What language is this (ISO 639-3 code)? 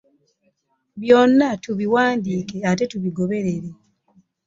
lug